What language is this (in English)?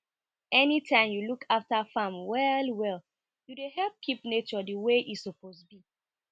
Nigerian Pidgin